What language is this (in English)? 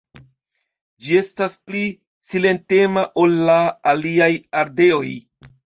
Esperanto